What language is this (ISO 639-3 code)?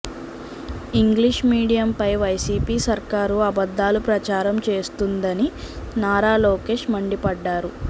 tel